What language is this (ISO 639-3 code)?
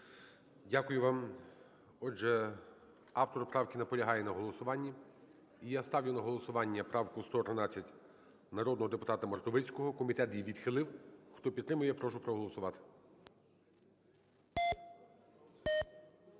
ukr